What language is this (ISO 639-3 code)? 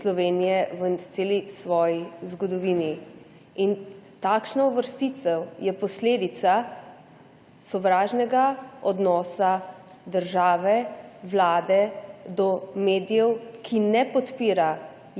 slv